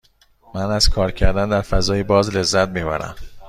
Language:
Persian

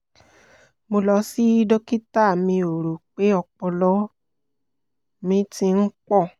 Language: Yoruba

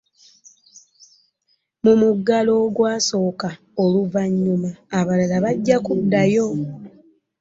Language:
Ganda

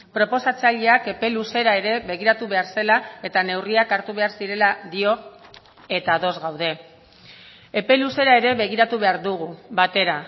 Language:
Basque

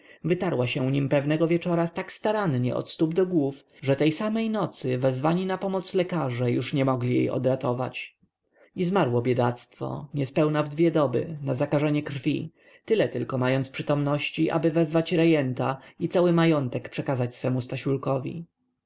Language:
Polish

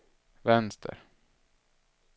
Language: Swedish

